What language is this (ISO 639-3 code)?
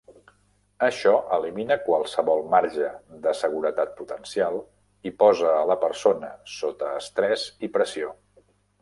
cat